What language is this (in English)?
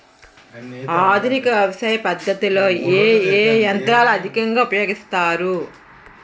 Telugu